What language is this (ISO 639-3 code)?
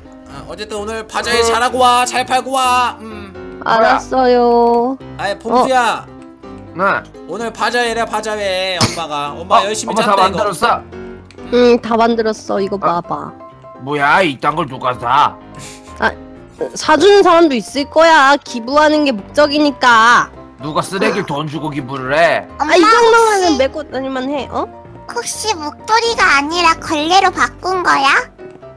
kor